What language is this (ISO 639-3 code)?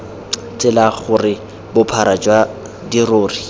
tsn